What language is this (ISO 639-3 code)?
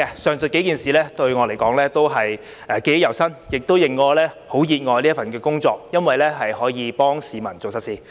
yue